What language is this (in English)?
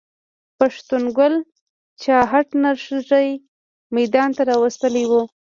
Pashto